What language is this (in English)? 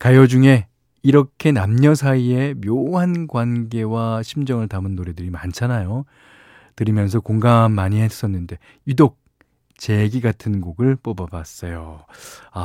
Korean